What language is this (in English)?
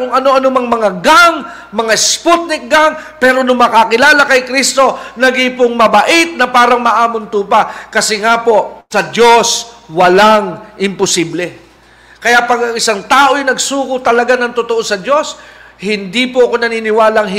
Filipino